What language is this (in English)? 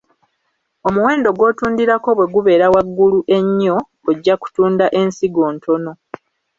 Ganda